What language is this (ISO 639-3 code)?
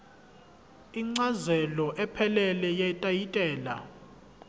zul